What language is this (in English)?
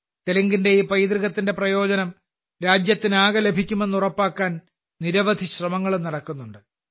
Malayalam